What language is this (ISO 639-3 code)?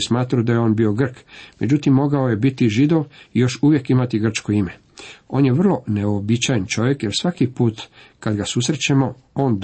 hrv